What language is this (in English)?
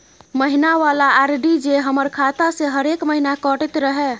Maithili